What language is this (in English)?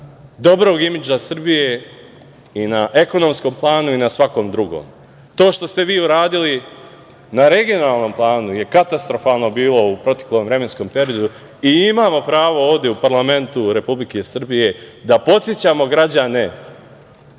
Serbian